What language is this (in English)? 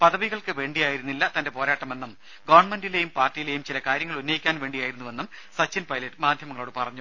Malayalam